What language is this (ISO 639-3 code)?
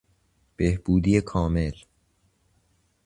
fas